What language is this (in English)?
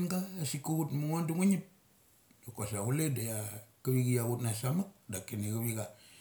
Mali